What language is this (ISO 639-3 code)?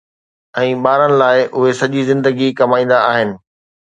snd